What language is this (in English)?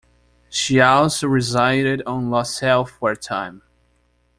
English